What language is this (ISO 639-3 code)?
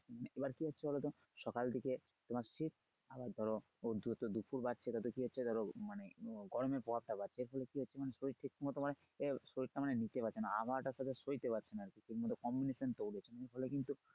ben